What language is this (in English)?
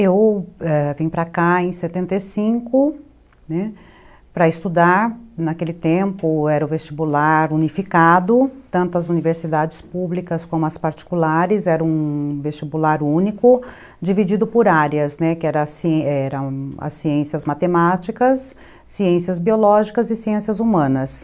Portuguese